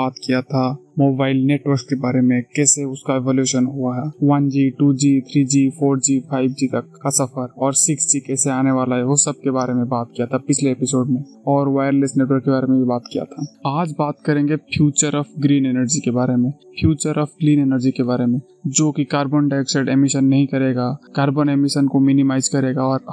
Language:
Hindi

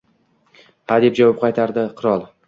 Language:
Uzbek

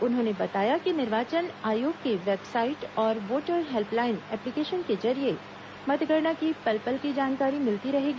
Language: Hindi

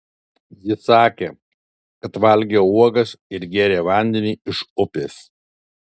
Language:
Lithuanian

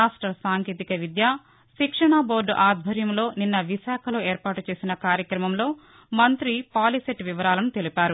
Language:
Telugu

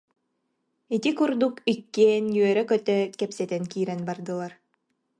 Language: Yakut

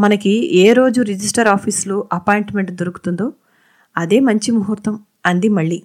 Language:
Telugu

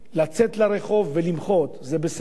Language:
Hebrew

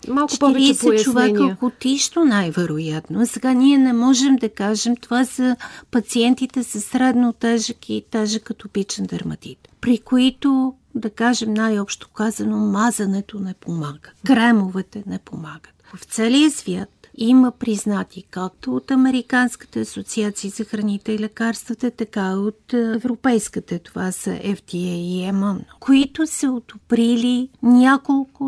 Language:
Bulgarian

